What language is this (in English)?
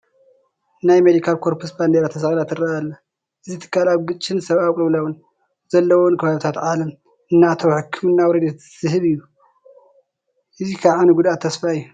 Tigrinya